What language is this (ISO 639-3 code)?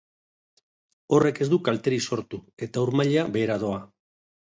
eus